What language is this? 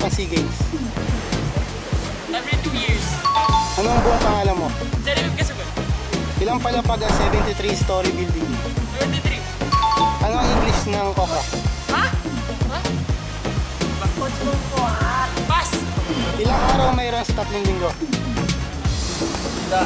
Filipino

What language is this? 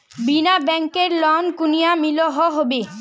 Magahi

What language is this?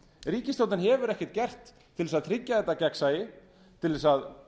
Icelandic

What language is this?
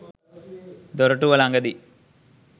Sinhala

